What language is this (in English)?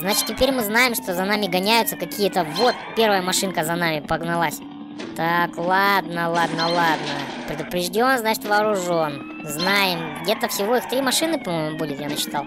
Russian